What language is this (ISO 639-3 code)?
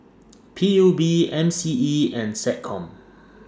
eng